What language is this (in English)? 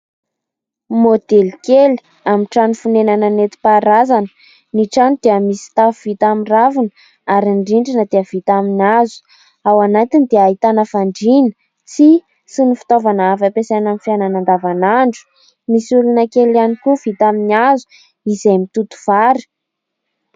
Malagasy